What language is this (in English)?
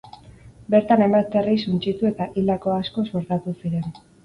Basque